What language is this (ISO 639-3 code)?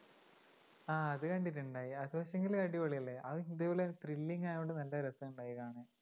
mal